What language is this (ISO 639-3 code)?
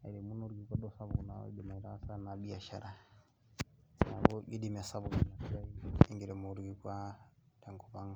mas